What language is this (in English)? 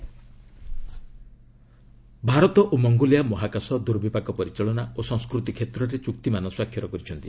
Odia